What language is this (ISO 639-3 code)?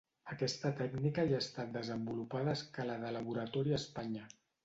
cat